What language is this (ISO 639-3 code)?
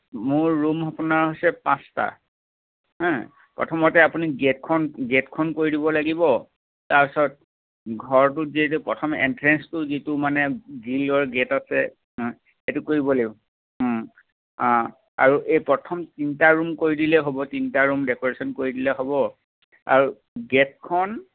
asm